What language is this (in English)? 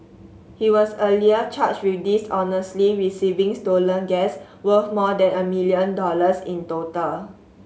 English